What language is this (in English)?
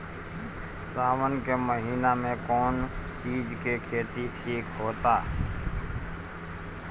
Bhojpuri